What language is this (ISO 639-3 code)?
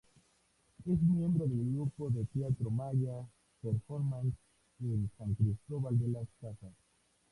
spa